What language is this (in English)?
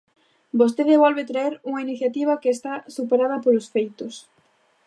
Galician